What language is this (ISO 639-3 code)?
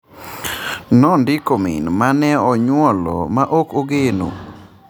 luo